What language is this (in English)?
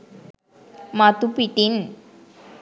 Sinhala